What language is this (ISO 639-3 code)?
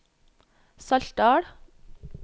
nor